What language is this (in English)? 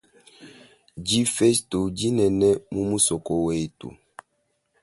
Luba-Lulua